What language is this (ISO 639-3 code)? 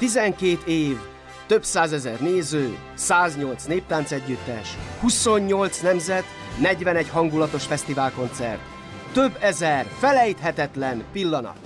hun